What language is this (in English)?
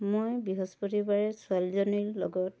Assamese